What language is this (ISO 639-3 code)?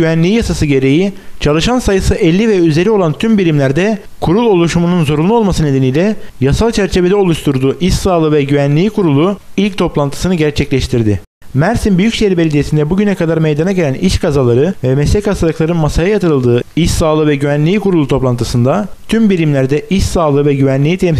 tur